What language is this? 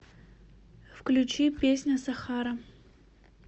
Russian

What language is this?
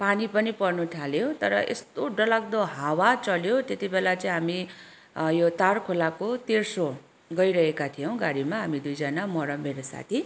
Nepali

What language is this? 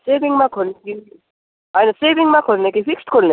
Nepali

